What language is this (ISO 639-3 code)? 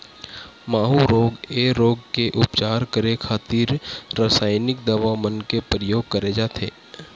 hne